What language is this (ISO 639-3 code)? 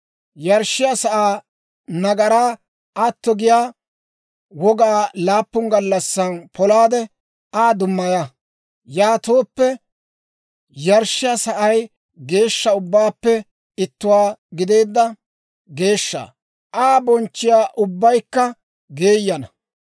dwr